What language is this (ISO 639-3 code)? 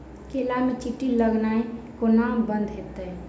mai